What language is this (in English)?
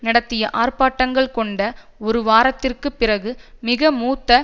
Tamil